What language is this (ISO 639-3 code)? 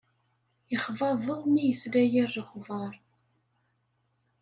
kab